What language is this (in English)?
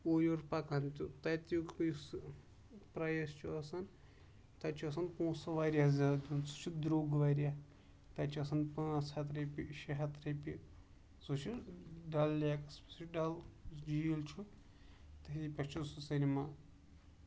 Kashmiri